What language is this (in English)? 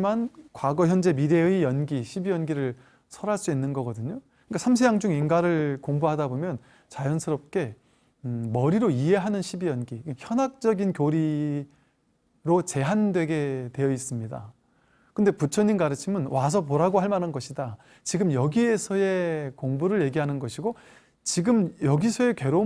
Korean